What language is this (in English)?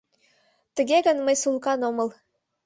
Mari